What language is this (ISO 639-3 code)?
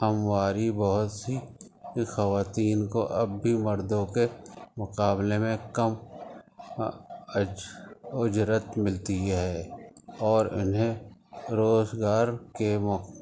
urd